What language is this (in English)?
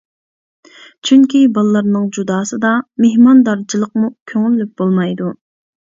Uyghur